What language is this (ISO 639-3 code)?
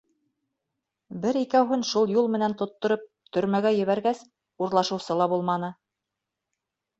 bak